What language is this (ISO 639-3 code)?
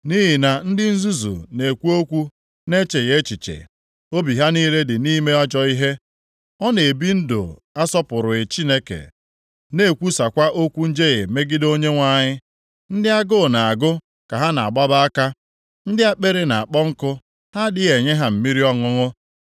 ibo